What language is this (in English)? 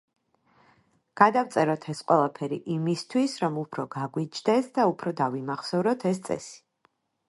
Georgian